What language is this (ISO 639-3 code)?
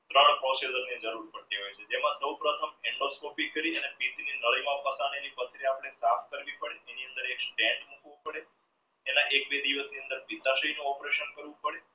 guj